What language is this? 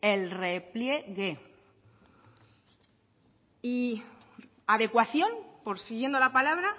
Spanish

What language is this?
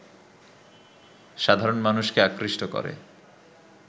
Bangla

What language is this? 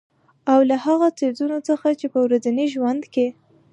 Pashto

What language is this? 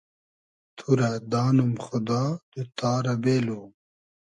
Hazaragi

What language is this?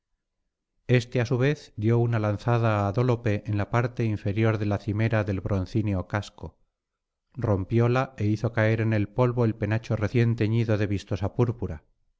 Spanish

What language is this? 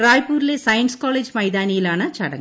Malayalam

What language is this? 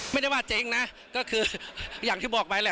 Thai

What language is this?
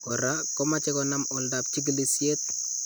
Kalenjin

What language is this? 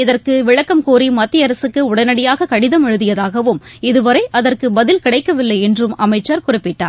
Tamil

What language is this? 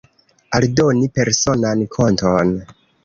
Esperanto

